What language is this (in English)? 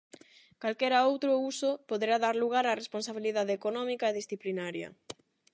Galician